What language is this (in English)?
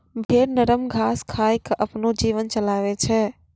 Maithili